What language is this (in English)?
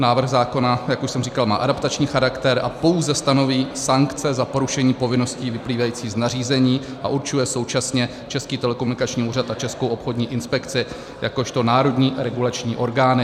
Czech